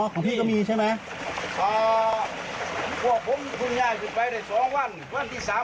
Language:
Thai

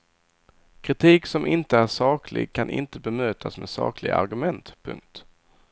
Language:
Swedish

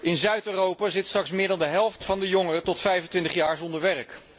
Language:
Dutch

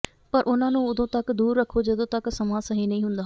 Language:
Punjabi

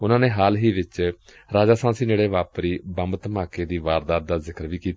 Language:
Punjabi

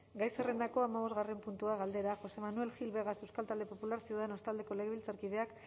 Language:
Basque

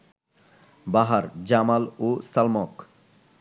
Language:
Bangla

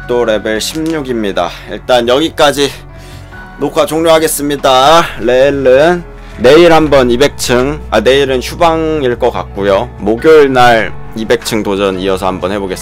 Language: Korean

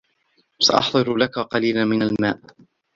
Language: Arabic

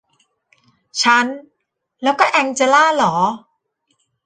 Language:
Thai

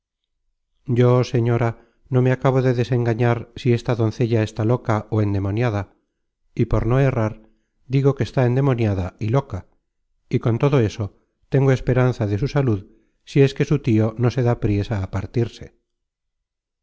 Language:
Spanish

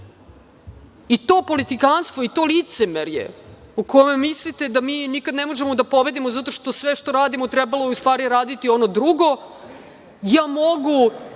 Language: Serbian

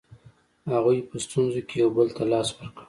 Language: Pashto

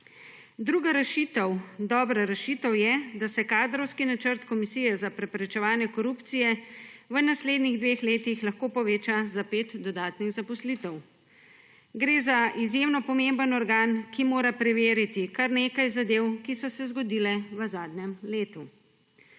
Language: Slovenian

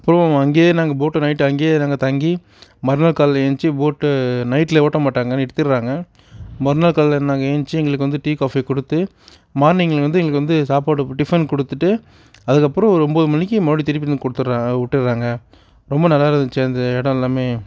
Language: Tamil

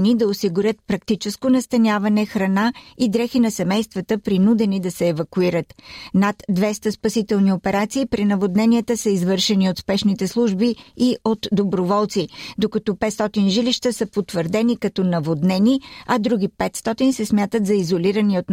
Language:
Bulgarian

